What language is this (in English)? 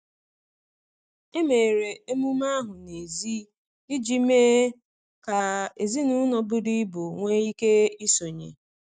Igbo